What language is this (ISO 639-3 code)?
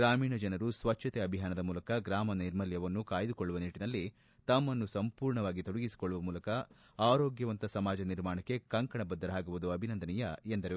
kan